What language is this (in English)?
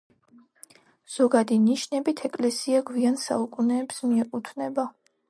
Georgian